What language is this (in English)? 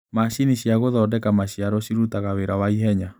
Kikuyu